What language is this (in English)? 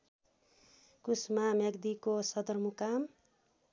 Nepali